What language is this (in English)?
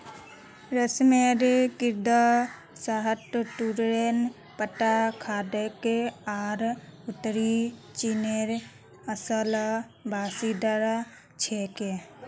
Magahi